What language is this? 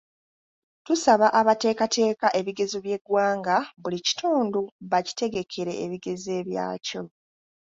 Ganda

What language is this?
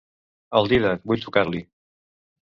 Catalan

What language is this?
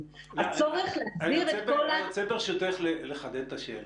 Hebrew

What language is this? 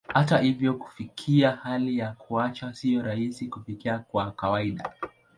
Swahili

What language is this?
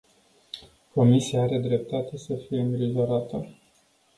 Romanian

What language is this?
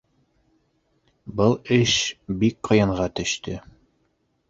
Bashkir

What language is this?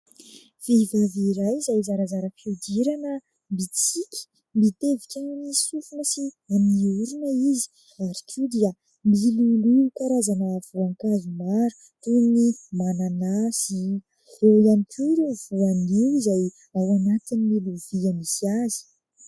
Malagasy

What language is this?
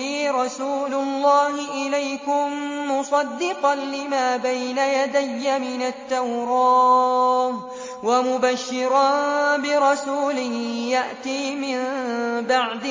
Arabic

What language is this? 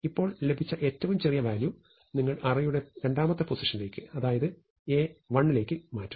Malayalam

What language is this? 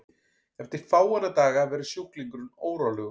Icelandic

